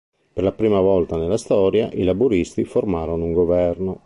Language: Italian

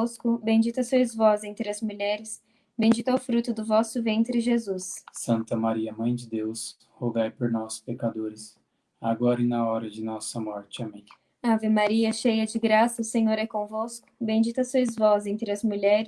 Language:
Portuguese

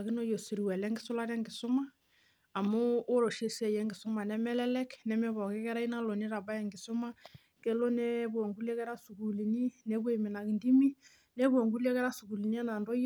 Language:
Masai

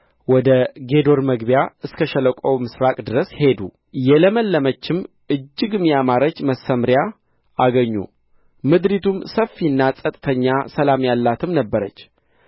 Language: Amharic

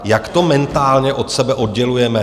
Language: Czech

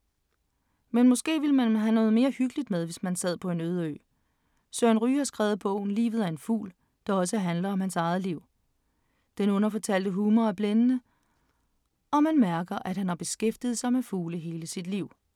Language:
Danish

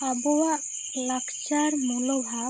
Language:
Santali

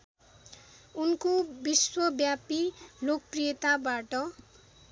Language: Nepali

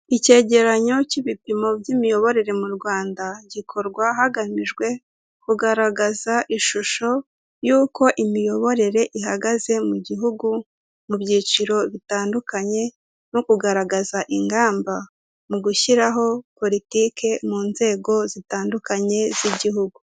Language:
Kinyarwanda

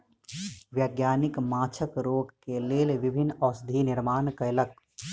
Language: Maithili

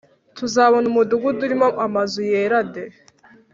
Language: Kinyarwanda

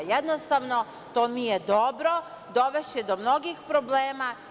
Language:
Serbian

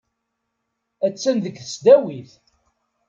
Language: Kabyle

